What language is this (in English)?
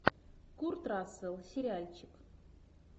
Russian